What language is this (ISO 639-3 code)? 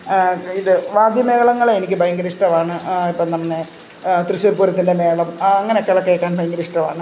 mal